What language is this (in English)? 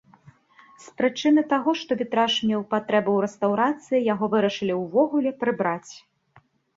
Belarusian